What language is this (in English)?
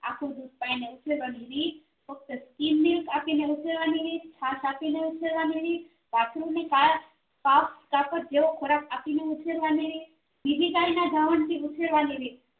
Gujarati